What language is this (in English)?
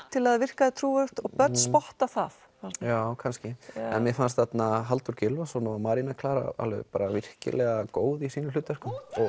Icelandic